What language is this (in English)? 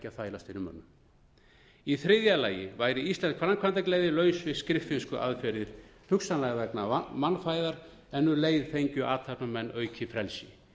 Icelandic